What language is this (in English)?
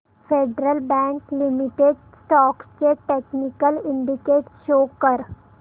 Marathi